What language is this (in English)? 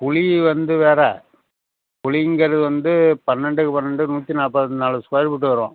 Tamil